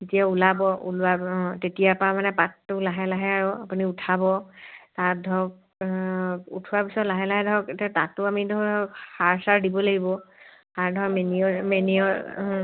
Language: Assamese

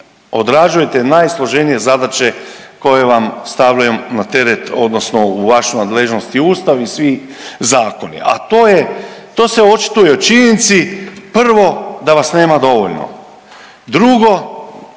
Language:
Croatian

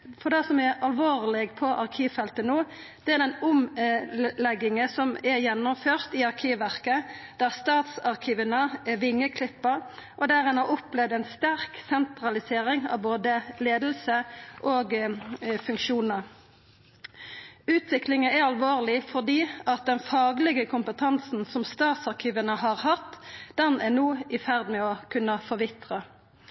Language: Norwegian Nynorsk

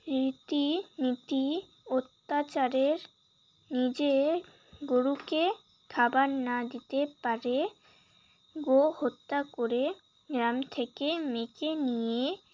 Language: Bangla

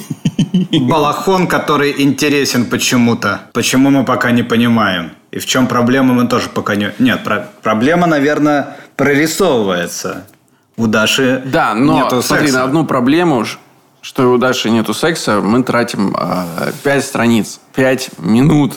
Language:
Russian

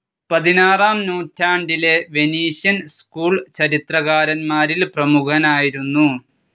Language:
Malayalam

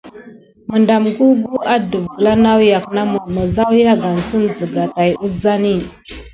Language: Gidar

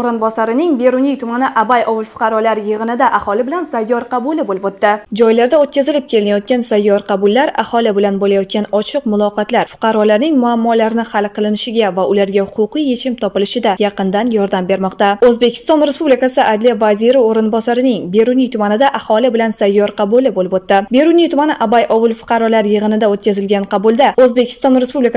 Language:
Turkish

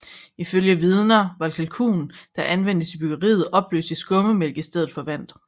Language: Danish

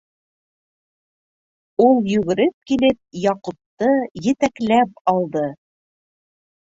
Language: Bashkir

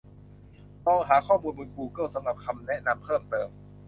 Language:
Thai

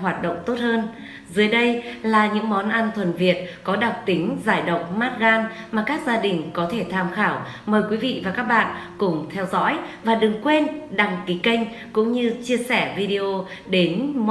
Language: Vietnamese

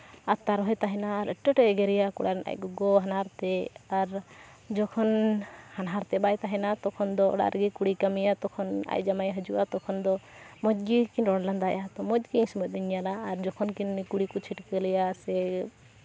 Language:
Santali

